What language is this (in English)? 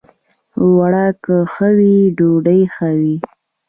Pashto